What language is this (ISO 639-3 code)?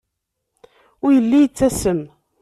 kab